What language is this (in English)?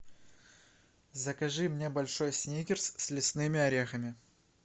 Russian